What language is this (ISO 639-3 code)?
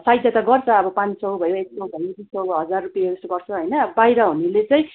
nep